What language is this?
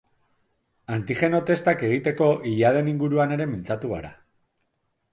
Basque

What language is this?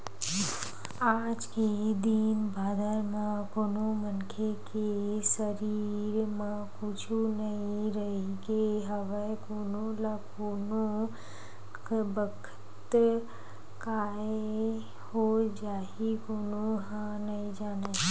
Chhattisgarhi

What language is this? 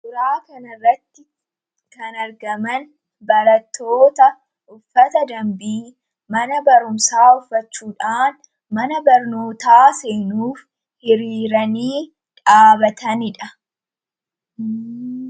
Oromo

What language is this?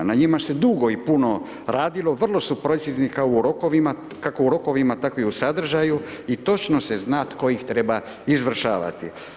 Croatian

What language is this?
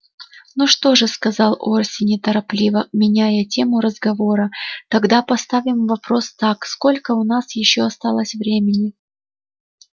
Russian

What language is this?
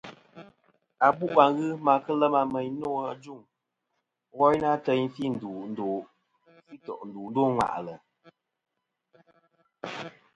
Kom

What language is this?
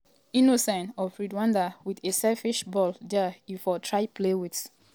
Nigerian Pidgin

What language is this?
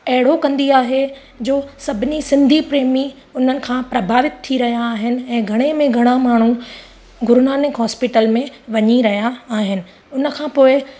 Sindhi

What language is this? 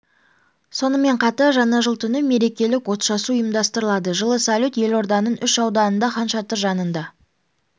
Kazakh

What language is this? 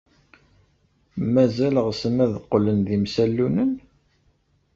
Kabyle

